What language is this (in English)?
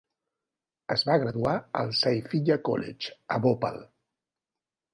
Catalan